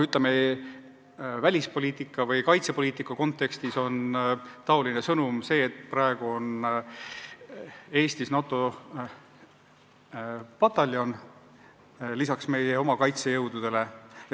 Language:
Estonian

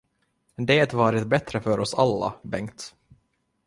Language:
Swedish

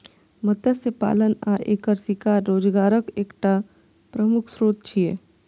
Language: Maithili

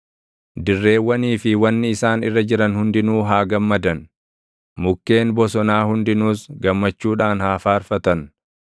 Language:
Oromo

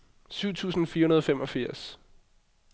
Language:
Danish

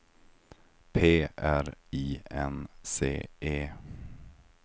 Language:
Swedish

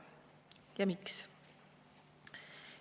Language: Estonian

